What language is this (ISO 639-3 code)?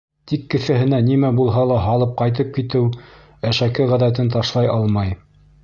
bak